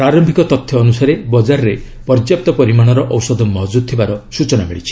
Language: Odia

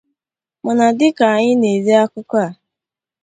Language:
Igbo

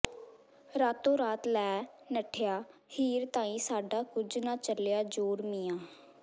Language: Punjabi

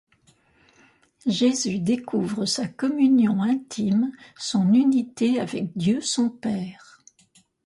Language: French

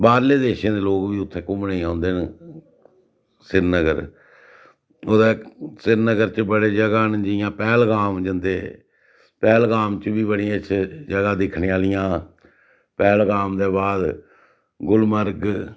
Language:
Dogri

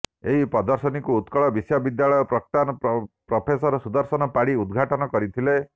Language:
Odia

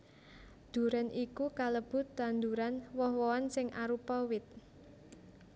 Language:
Javanese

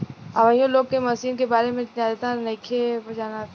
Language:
Bhojpuri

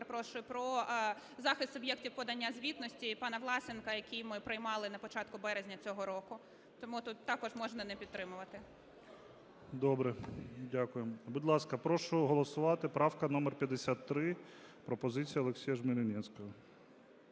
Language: Ukrainian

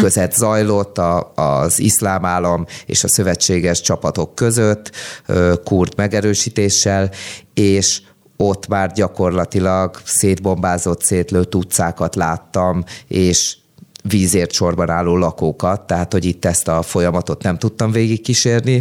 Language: Hungarian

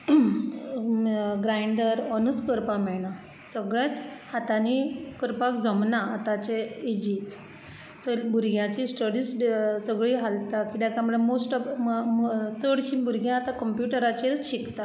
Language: Konkani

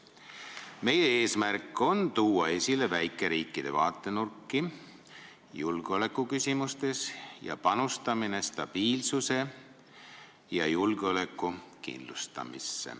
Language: Estonian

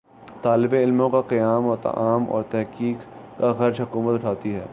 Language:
Urdu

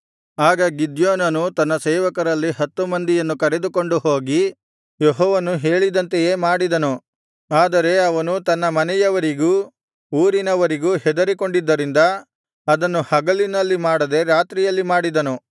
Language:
Kannada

